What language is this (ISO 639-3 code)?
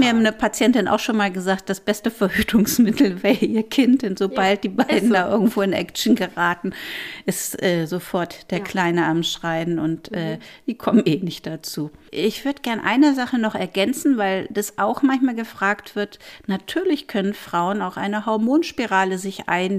deu